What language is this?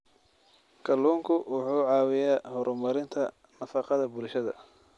Somali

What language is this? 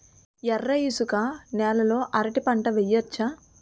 Telugu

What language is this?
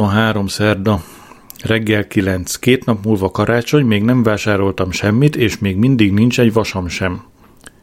Hungarian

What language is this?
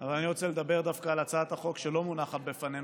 Hebrew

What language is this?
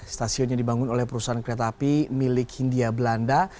Indonesian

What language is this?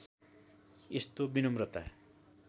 Nepali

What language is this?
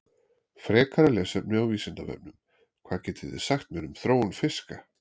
Icelandic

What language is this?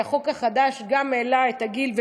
Hebrew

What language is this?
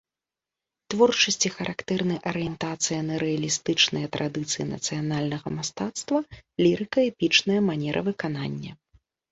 Belarusian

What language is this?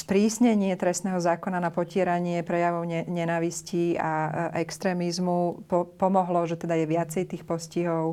Slovak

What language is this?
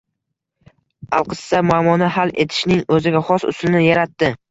Uzbek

